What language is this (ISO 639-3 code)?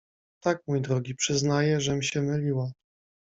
pol